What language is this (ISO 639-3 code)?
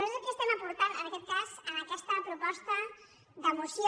cat